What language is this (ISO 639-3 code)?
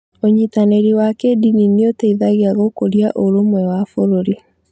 kik